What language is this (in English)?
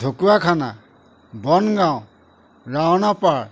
Assamese